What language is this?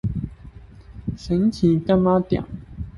Chinese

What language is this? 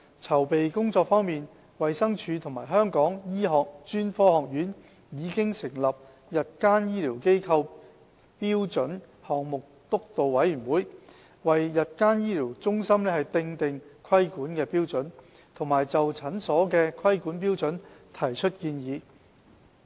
Cantonese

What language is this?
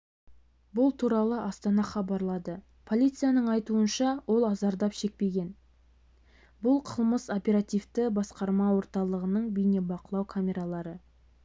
Kazakh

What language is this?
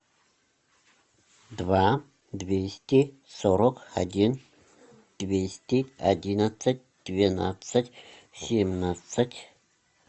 Russian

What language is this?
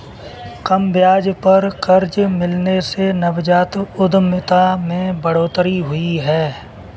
Hindi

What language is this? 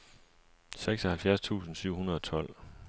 Danish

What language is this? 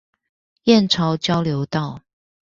Chinese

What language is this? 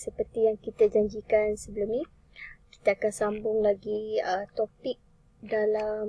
Malay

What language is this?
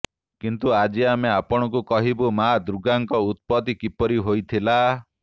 Odia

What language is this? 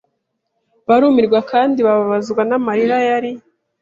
Kinyarwanda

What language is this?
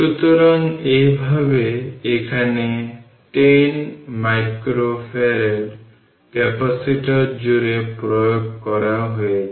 Bangla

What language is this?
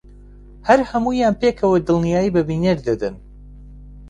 Central Kurdish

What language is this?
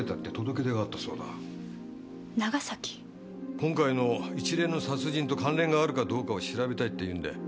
Japanese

